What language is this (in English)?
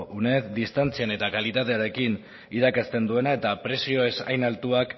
Basque